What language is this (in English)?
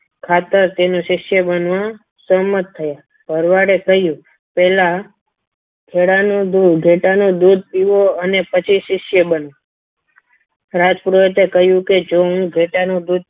Gujarati